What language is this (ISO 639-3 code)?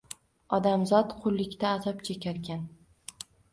uzb